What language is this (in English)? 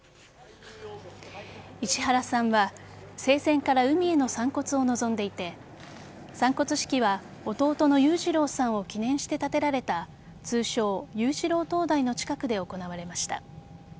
Japanese